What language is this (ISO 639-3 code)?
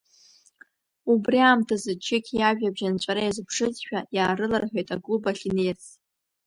abk